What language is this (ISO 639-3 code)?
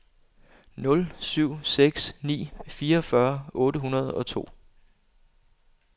dan